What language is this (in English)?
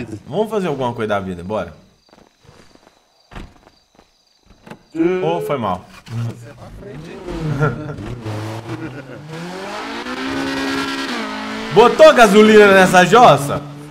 Portuguese